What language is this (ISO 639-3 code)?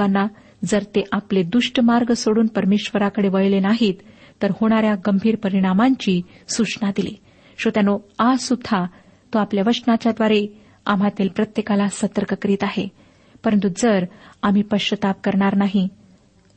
mar